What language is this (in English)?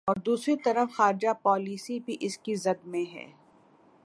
Urdu